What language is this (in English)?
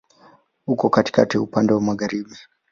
Swahili